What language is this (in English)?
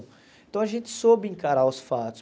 Portuguese